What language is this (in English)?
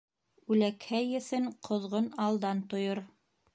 Bashkir